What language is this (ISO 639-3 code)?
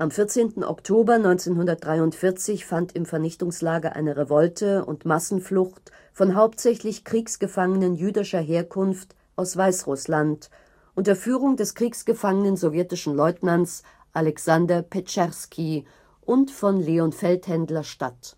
deu